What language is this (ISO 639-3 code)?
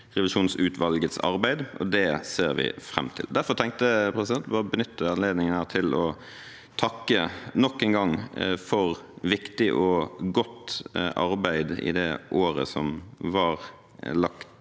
nor